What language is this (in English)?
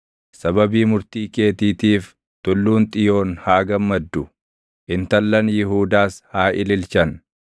Oromo